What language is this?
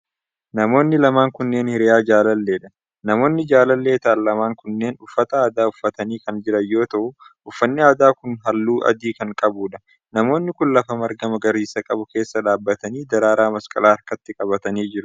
Oromo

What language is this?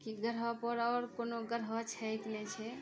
Maithili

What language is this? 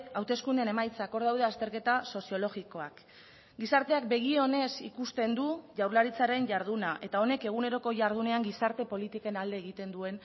Basque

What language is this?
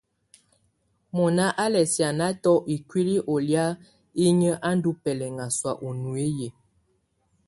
Tunen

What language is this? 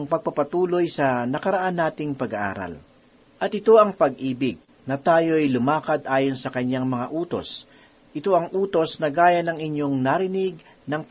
Filipino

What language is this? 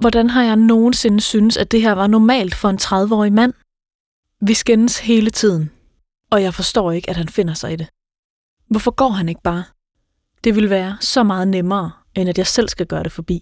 Danish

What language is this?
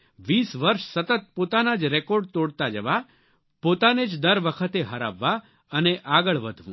Gujarati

